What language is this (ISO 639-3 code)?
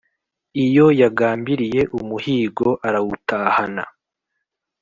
kin